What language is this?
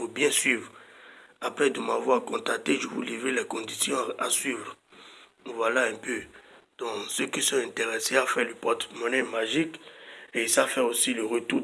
French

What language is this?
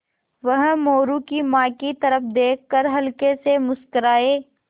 Hindi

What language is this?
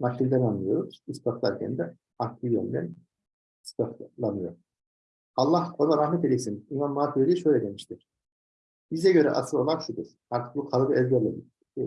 Turkish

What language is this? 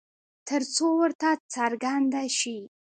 Pashto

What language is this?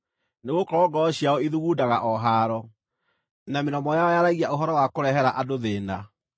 Kikuyu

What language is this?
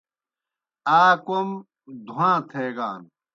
Kohistani Shina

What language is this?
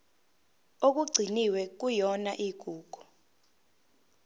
Zulu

